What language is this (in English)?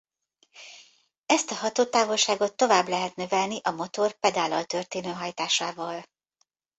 Hungarian